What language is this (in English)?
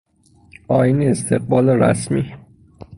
Persian